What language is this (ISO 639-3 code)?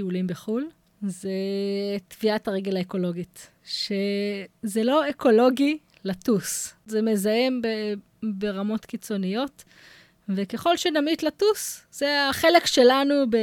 heb